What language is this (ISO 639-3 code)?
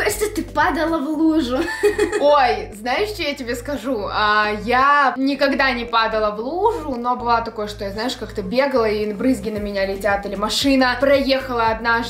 rus